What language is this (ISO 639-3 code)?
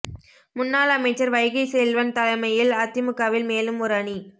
tam